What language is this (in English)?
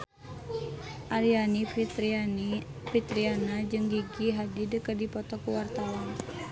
Sundanese